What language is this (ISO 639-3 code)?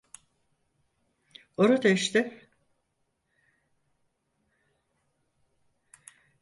tur